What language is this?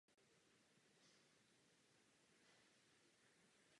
Czech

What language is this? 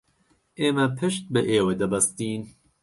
Central Kurdish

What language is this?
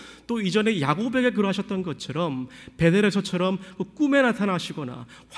Korean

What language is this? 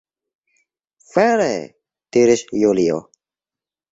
Esperanto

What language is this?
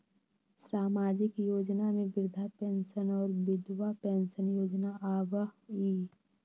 Magahi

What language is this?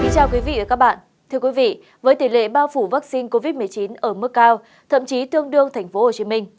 Vietnamese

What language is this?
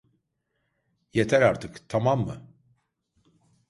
Turkish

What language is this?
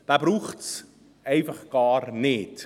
Swiss German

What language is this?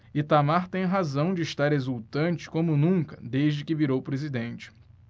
Portuguese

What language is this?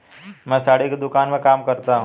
Hindi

